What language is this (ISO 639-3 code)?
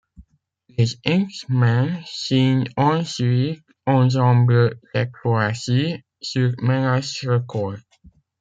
fra